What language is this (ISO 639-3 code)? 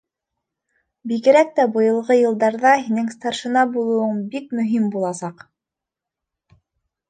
bak